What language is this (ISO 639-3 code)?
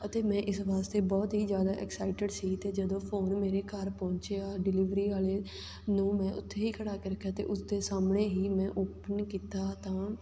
pan